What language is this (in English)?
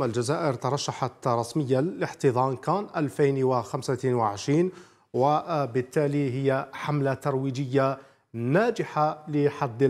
Arabic